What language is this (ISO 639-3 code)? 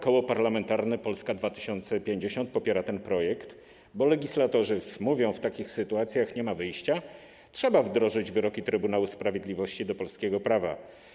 pol